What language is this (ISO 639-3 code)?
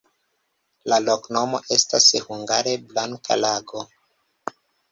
epo